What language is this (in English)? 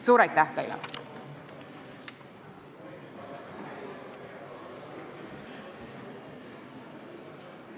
Estonian